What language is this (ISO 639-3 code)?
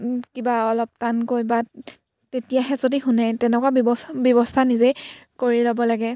asm